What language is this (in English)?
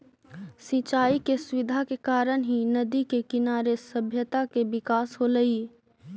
Magahi